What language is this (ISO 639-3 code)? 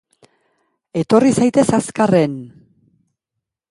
eus